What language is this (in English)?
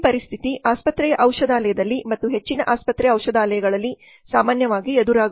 Kannada